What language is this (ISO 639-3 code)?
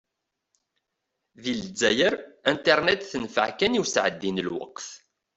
kab